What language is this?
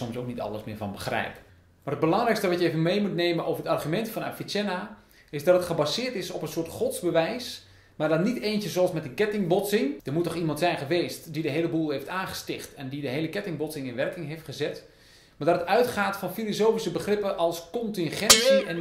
Dutch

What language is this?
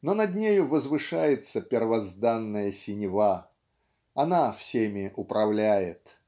Russian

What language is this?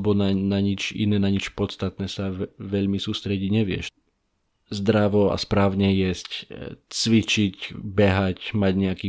Slovak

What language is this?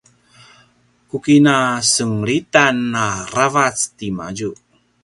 Paiwan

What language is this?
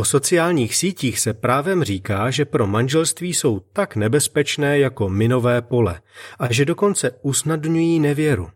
Czech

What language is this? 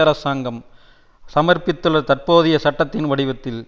Tamil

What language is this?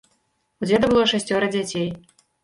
Belarusian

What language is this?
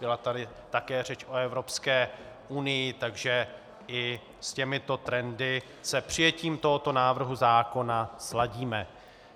Czech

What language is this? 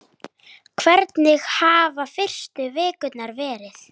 Icelandic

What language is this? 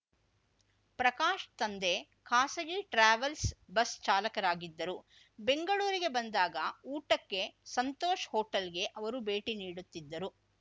Kannada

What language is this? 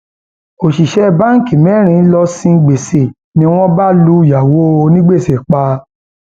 Yoruba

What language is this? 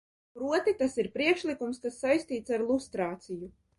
Latvian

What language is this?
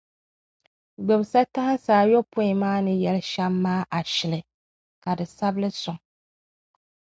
Dagbani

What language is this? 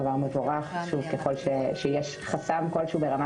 Hebrew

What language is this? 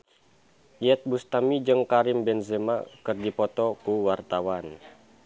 Sundanese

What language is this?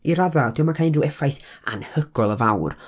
Welsh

